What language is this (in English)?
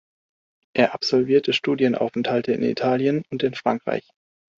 German